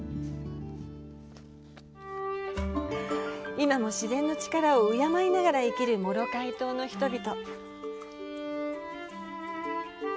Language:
Japanese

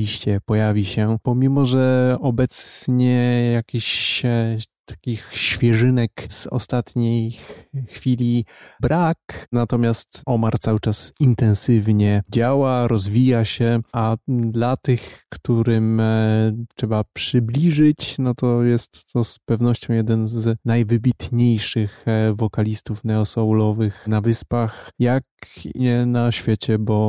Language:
Polish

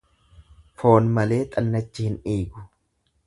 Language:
Oromo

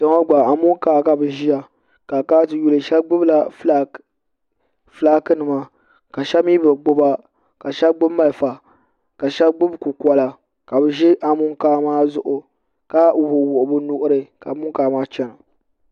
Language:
Dagbani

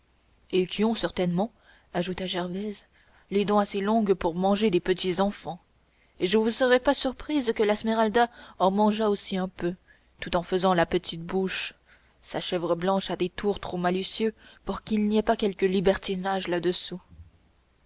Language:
French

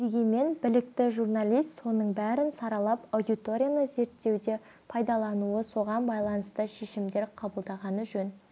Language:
Kazakh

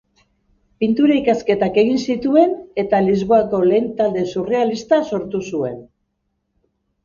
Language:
Basque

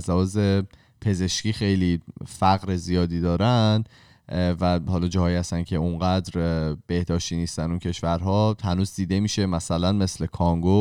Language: Persian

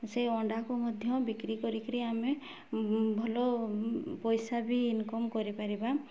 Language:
Odia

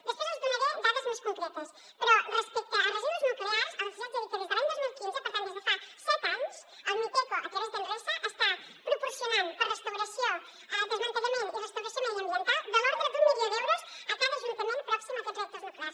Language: Catalan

